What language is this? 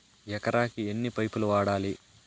Telugu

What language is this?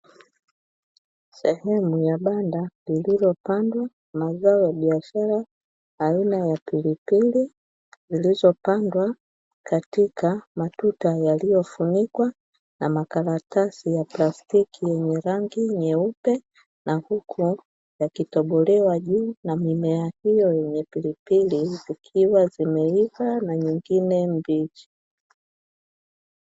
Swahili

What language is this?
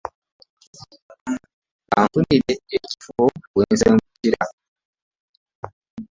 Ganda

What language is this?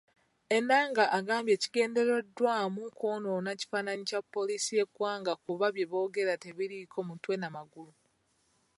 Ganda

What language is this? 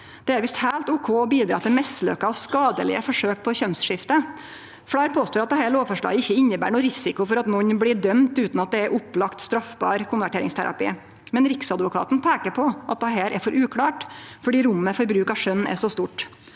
Norwegian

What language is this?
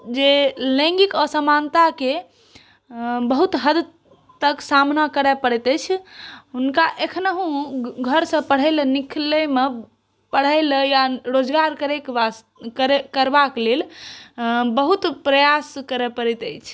Maithili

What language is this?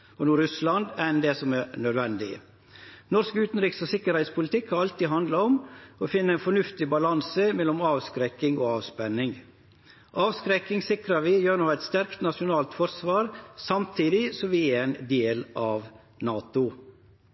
Norwegian Nynorsk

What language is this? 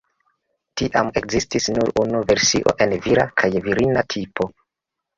Esperanto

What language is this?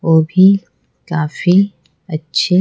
Hindi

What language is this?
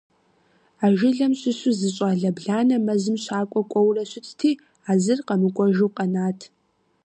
Kabardian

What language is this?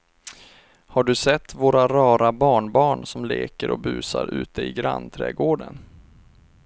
Swedish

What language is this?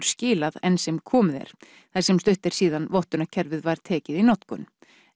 Icelandic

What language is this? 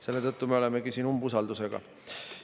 Estonian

